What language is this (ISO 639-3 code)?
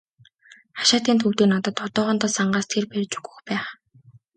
mon